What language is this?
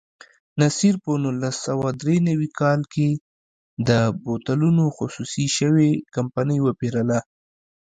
Pashto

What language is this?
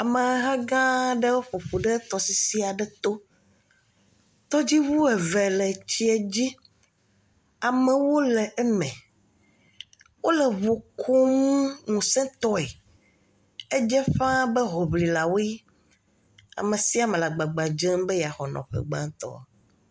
Ewe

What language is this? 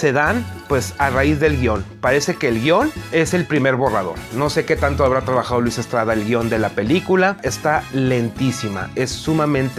Spanish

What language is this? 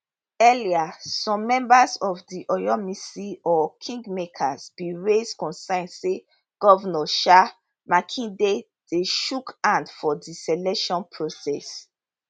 Nigerian Pidgin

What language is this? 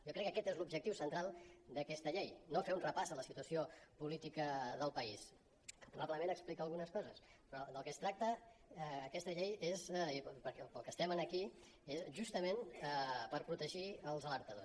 Catalan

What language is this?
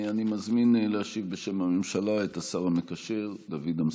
Hebrew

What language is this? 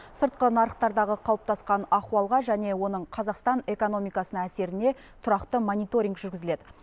Kazakh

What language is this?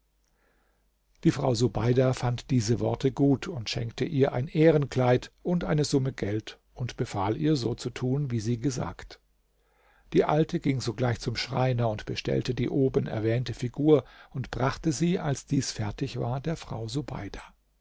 German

